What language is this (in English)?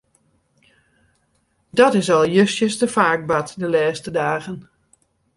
Western Frisian